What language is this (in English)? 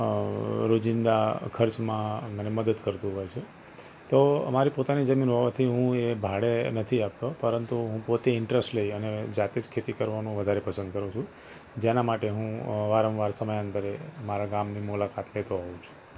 Gujarati